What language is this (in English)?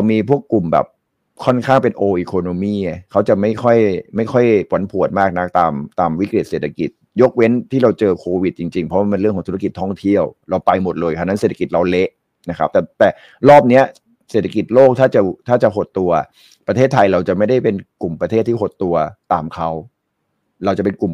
Thai